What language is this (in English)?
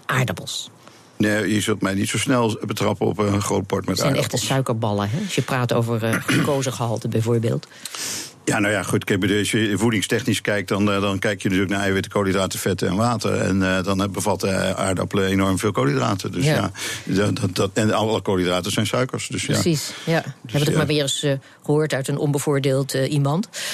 Dutch